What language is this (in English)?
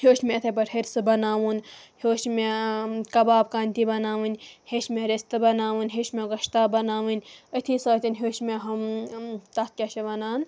Kashmiri